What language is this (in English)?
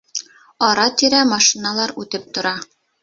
Bashkir